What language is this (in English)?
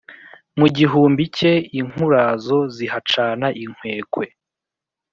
Kinyarwanda